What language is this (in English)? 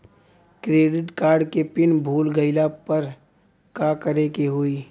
Bhojpuri